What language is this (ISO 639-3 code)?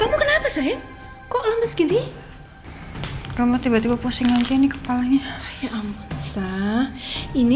ind